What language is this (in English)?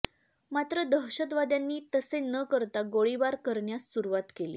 Marathi